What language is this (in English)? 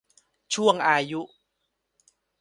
Thai